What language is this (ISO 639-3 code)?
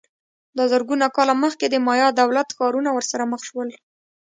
pus